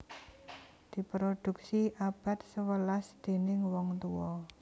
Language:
Javanese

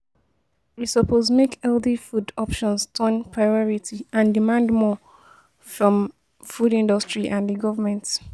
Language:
Nigerian Pidgin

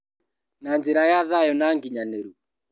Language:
Kikuyu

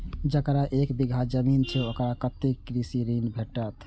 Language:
Maithili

